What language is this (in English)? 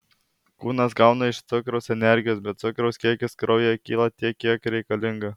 Lithuanian